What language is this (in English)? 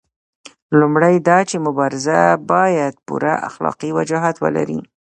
Pashto